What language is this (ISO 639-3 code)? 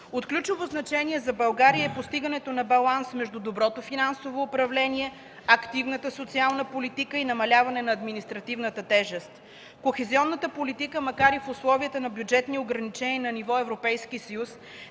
bul